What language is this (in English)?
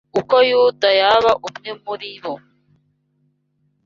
Kinyarwanda